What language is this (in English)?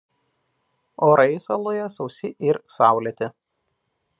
Lithuanian